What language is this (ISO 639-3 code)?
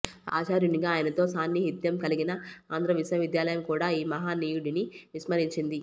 tel